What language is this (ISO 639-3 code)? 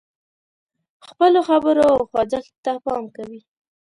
pus